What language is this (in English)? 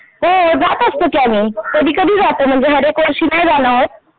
Marathi